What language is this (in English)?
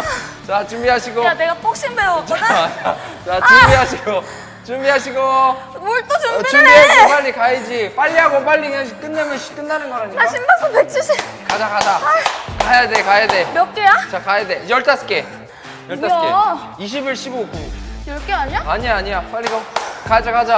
Korean